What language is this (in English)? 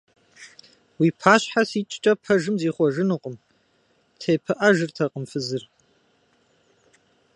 Kabardian